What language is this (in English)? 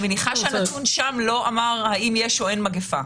Hebrew